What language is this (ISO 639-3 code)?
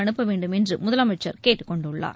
tam